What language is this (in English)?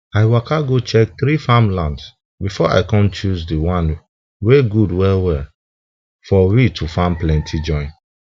Nigerian Pidgin